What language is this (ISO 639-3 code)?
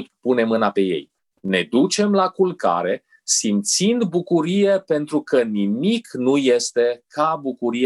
ron